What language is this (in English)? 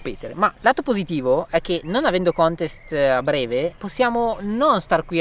Italian